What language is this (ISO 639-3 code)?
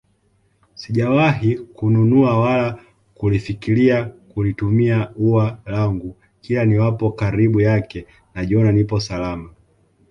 swa